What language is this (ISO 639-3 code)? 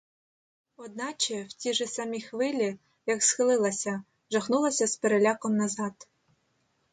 ukr